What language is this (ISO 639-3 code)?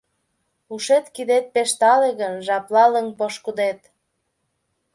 chm